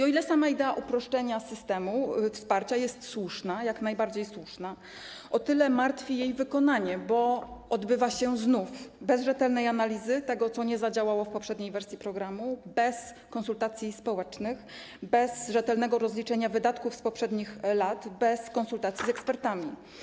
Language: Polish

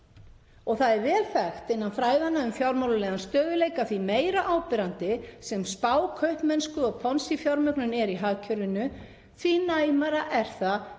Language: Icelandic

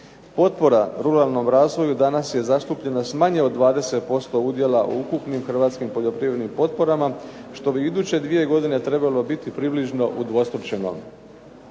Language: Croatian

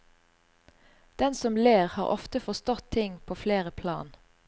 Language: Norwegian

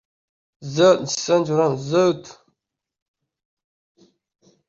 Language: Uzbek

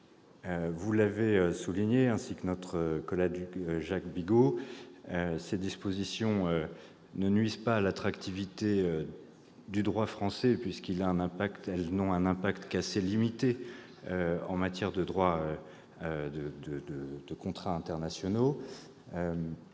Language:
French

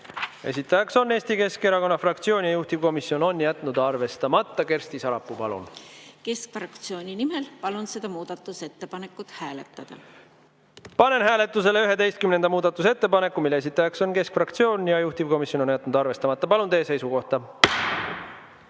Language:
Estonian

